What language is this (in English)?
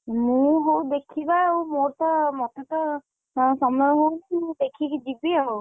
Odia